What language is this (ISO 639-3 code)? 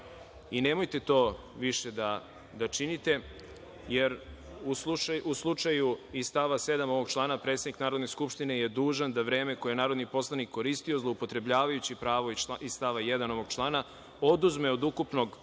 srp